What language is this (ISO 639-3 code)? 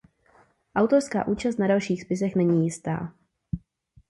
ces